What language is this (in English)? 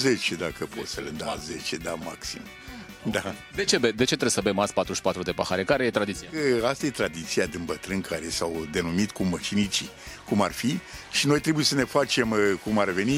Romanian